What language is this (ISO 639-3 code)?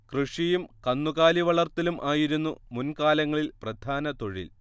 mal